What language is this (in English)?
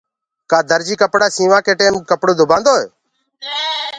Gurgula